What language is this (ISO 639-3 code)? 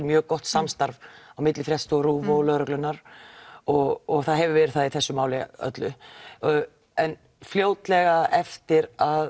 isl